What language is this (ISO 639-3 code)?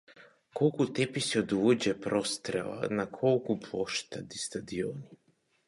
mkd